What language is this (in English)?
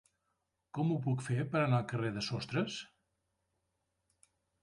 Catalan